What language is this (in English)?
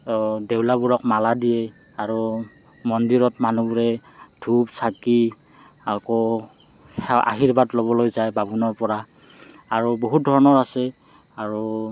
Assamese